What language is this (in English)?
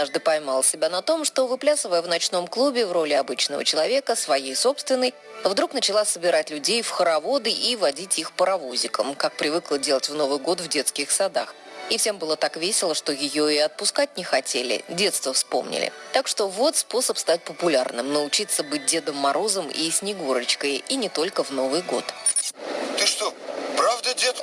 Russian